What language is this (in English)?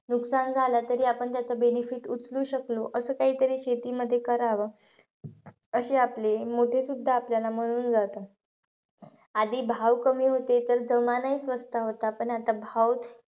Marathi